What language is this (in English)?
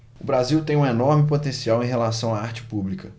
Portuguese